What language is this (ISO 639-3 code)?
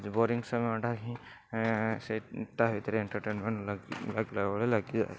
ori